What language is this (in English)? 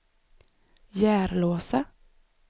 Swedish